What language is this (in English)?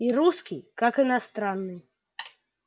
Russian